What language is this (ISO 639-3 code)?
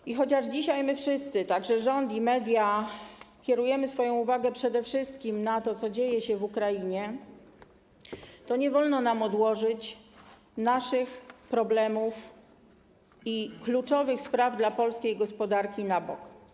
pol